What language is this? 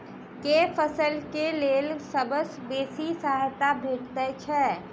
Maithili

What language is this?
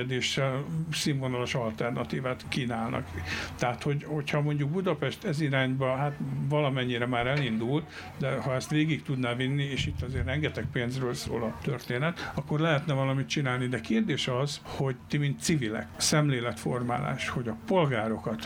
Hungarian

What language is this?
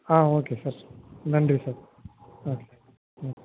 Tamil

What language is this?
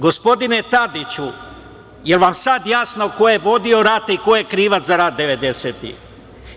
Serbian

